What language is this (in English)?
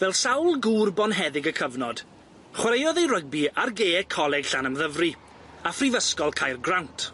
Welsh